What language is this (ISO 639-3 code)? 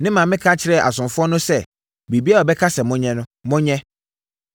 aka